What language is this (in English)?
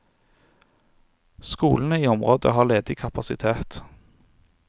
Norwegian